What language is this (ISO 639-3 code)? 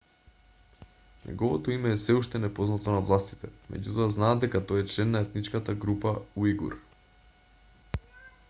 mkd